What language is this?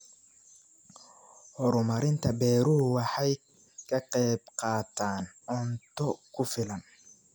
Somali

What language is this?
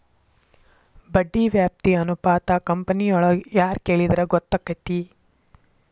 Kannada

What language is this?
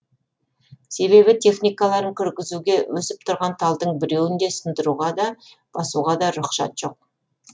Kazakh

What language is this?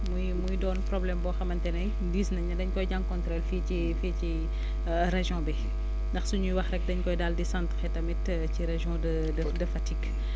Wolof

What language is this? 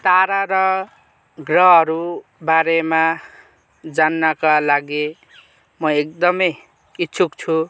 Nepali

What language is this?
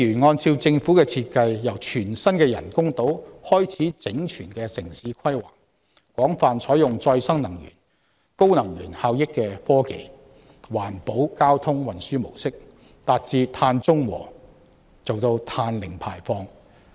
Cantonese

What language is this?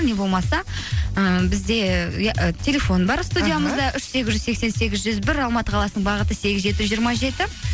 Kazakh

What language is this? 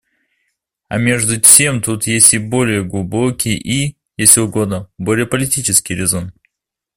Russian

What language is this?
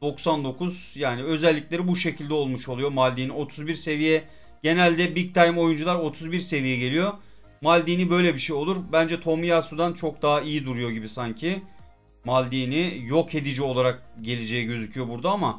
Turkish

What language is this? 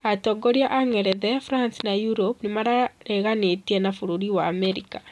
Kikuyu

